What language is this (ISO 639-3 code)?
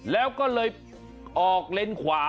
tha